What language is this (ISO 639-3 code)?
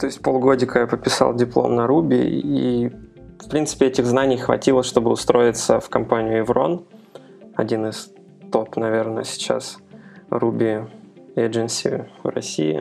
rus